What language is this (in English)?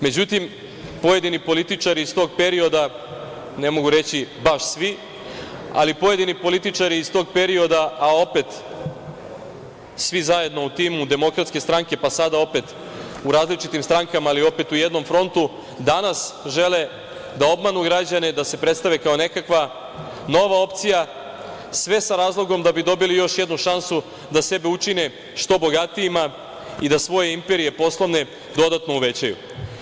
Serbian